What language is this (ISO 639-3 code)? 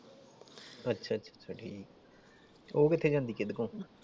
pan